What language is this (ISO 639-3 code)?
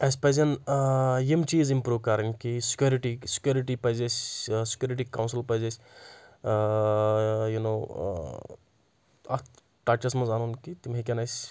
kas